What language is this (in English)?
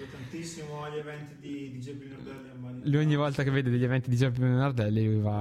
Italian